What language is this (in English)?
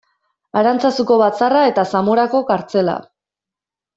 Basque